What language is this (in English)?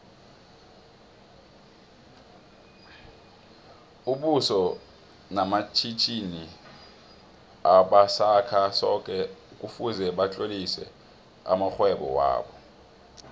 South Ndebele